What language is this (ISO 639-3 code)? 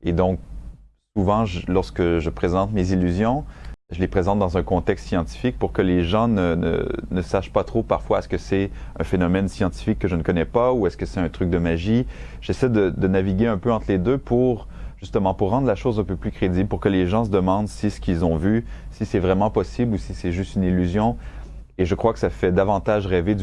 fra